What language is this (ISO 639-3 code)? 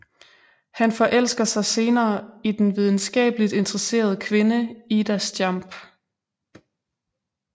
dan